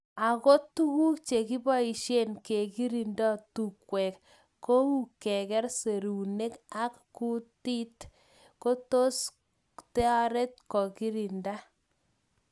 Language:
Kalenjin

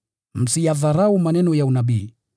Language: Swahili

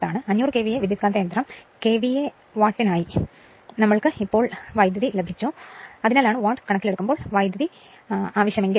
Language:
Malayalam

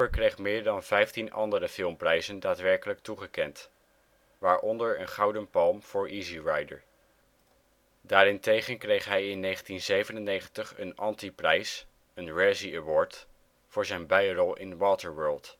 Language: Dutch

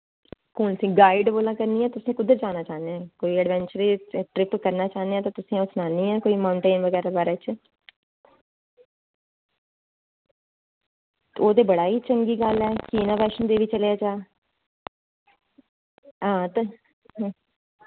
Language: Dogri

